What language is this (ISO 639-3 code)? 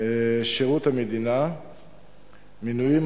heb